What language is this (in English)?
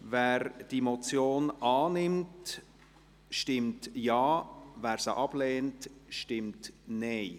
Swiss German